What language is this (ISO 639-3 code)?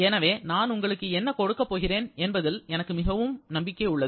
tam